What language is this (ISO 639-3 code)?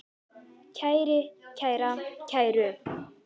isl